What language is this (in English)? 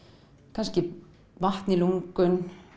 Icelandic